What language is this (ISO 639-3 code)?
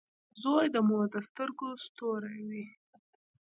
pus